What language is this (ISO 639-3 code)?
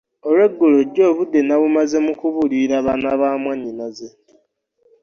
lug